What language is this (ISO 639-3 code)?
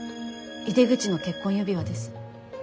jpn